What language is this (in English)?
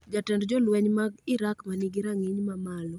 Luo (Kenya and Tanzania)